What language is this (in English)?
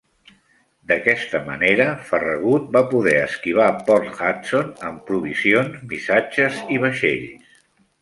Catalan